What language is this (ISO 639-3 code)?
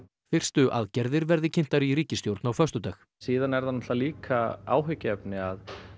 isl